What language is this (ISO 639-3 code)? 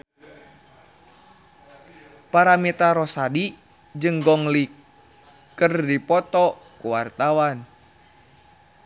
sun